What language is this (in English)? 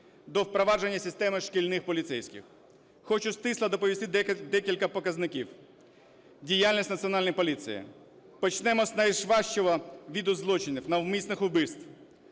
Ukrainian